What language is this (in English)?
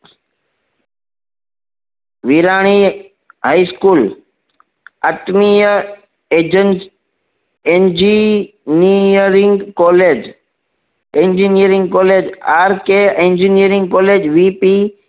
Gujarati